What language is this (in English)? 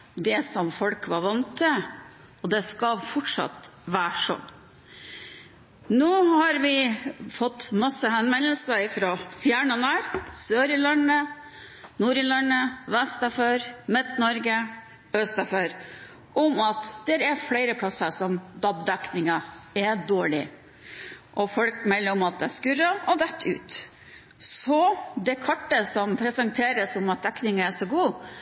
Norwegian Bokmål